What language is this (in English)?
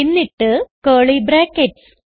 Malayalam